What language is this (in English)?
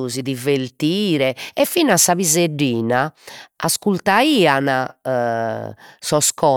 Sardinian